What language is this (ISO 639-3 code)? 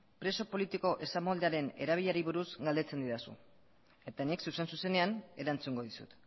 eus